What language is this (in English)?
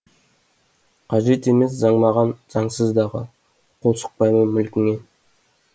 Kazakh